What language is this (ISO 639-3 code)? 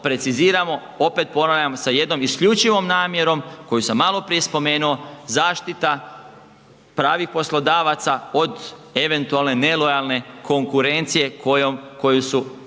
hrv